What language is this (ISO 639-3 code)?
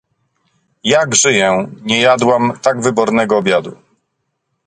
pol